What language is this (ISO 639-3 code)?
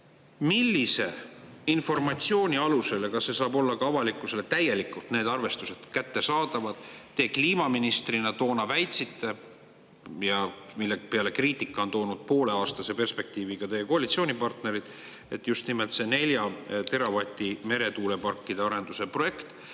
est